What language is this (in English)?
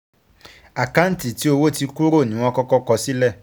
Yoruba